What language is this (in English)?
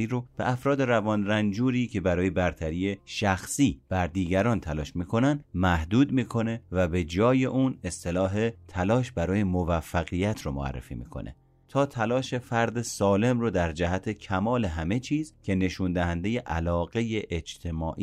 Persian